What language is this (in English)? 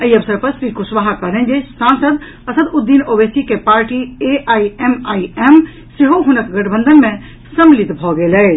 Maithili